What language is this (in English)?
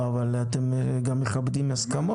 Hebrew